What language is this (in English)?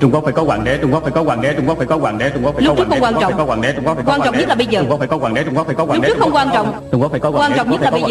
Vietnamese